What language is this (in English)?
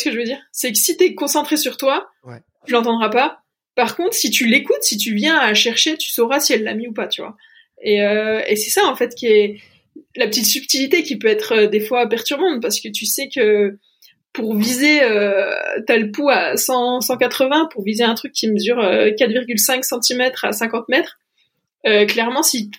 French